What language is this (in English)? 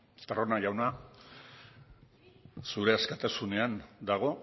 Basque